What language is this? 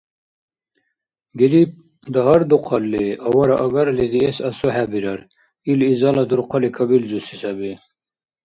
Dargwa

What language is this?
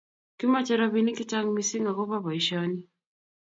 Kalenjin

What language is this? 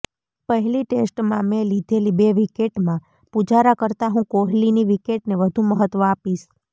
Gujarati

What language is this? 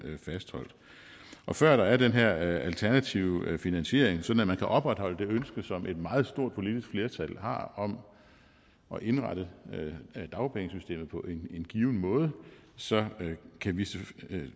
Danish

